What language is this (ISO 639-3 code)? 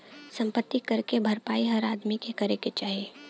bho